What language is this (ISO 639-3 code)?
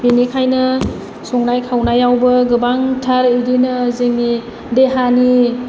brx